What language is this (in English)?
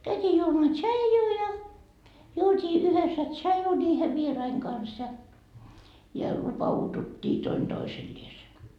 Finnish